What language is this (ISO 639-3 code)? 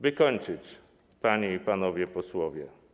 pol